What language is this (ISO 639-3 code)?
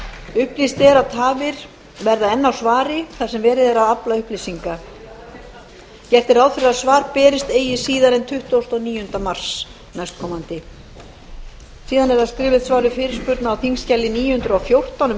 isl